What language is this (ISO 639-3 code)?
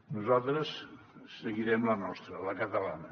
cat